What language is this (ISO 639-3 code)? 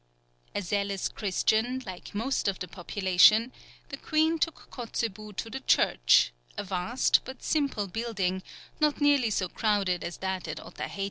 eng